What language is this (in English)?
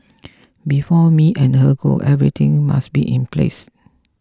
English